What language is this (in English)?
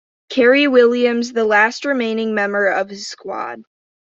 English